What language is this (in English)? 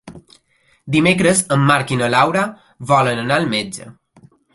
Catalan